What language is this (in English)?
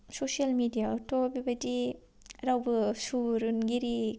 Bodo